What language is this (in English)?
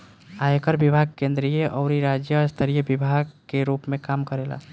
Bhojpuri